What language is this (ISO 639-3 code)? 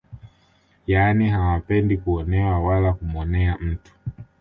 swa